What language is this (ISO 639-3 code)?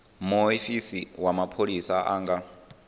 ven